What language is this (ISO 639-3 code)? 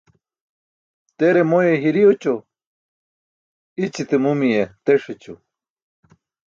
bsk